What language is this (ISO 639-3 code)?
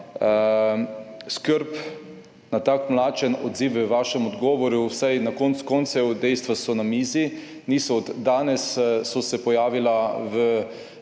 slv